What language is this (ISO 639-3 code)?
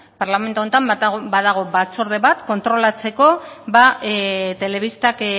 eus